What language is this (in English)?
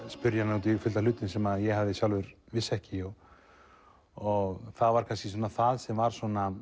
Icelandic